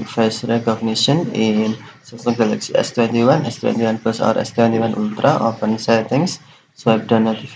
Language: Romanian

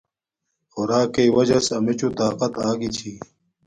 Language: Domaaki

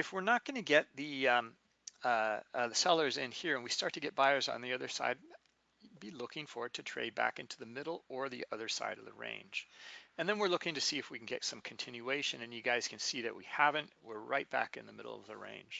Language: English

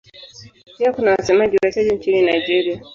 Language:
Swahili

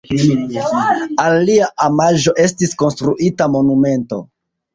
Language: Esperanto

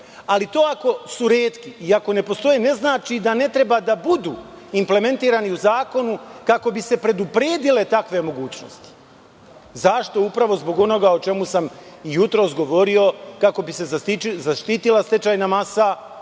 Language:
Serbian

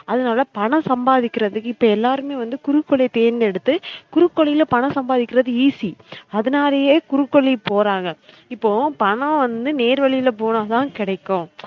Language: Tamil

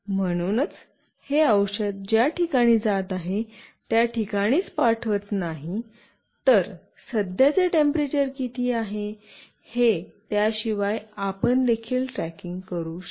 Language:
Marathi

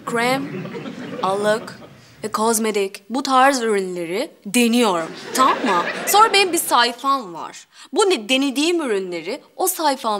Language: Turkish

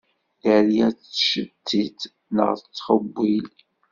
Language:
Kabyle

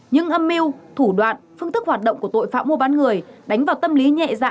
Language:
Vietnamese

